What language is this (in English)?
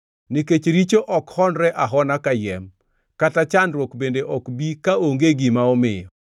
Luo (Kenya and Tanzania)